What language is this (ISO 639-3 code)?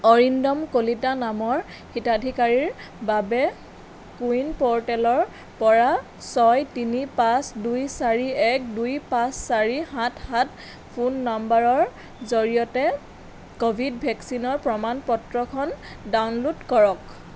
asm